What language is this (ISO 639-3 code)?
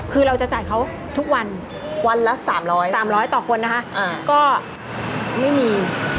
tha